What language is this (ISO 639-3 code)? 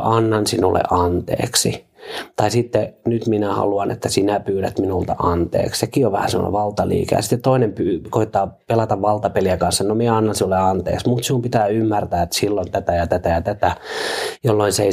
fin